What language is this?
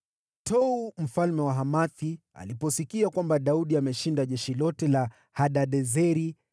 Swahili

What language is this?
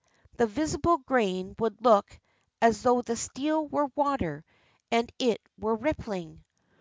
English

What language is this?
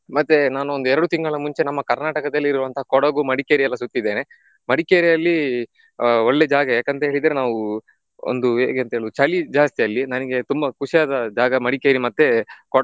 Kannada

